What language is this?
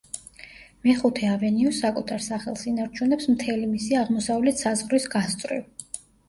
Georgian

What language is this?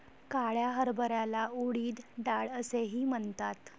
Marathi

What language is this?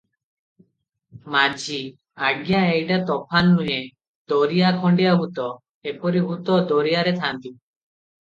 Odia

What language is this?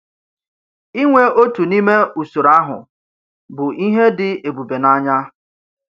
Igbo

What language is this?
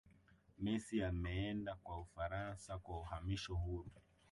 Swahili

